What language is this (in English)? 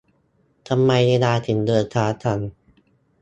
Thai